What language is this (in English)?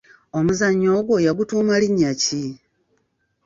Ganda